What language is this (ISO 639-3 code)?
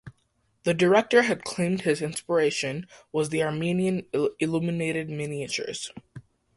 eng